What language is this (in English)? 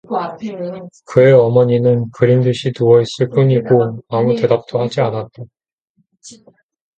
Korean